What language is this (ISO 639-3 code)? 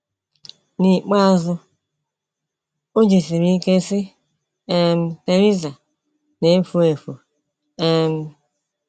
ibo